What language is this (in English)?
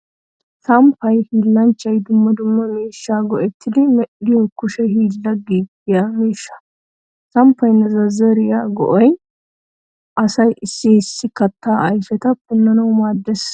Wolaytta